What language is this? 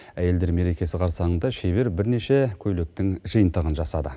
Kazakh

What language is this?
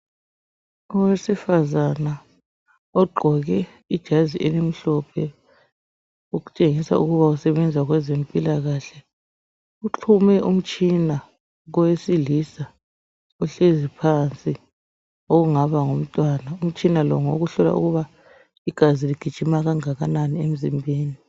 North Ndebele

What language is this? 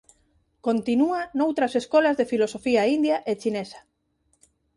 Galician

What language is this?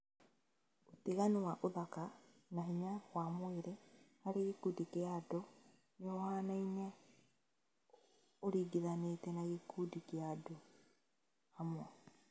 Kikuyu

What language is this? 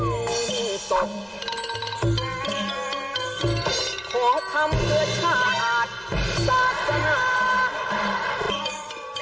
Thai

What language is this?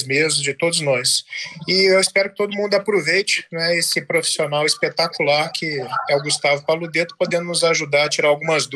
Portuguese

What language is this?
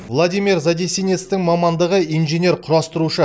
Kazakh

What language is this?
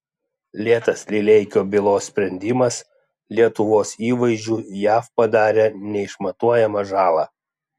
Lithuanian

